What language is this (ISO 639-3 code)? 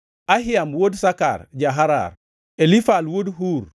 luo